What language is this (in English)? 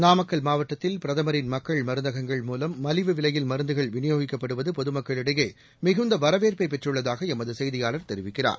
Tamil